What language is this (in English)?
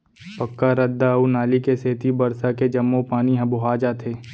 Chhattisgarhi